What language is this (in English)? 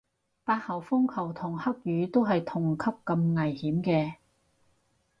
Cantonese